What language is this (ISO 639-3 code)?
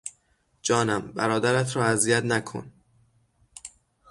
fas